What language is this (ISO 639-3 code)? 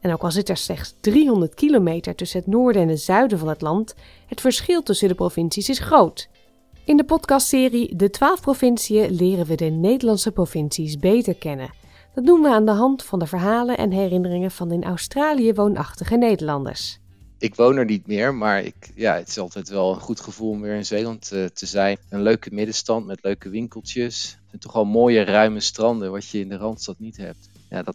nld